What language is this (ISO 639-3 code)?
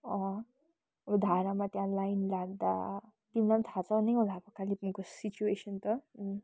nep